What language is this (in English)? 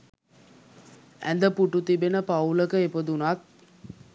Sinhala